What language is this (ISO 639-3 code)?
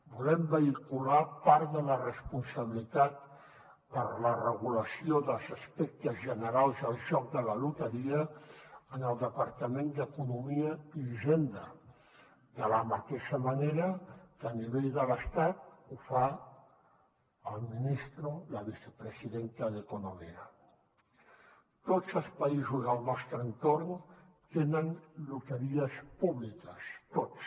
cat